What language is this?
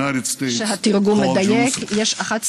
Hebrew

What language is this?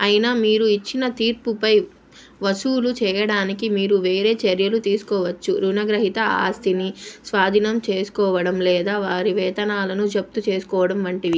Telugu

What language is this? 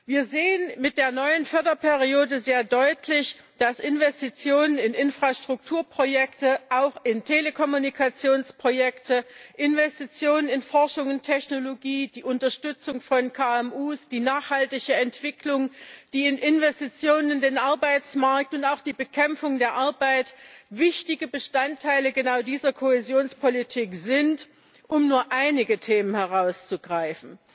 German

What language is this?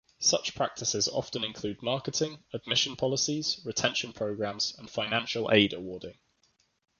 English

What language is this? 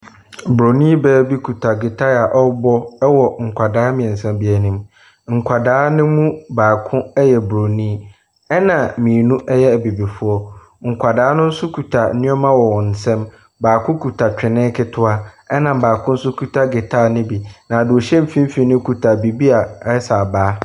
Akan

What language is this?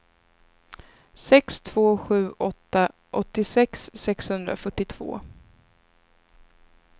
Swedish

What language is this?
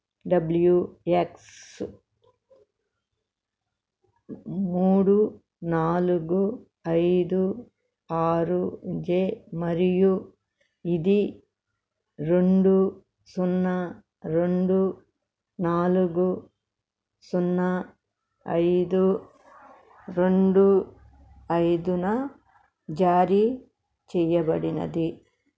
Telugu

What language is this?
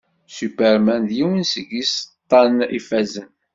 Kabyle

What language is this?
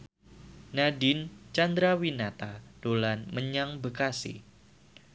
Javanese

